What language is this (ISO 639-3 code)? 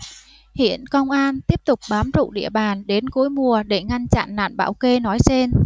vie